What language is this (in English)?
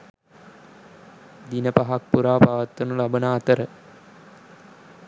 Sinhala